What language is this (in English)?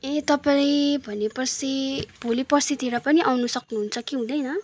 Nepali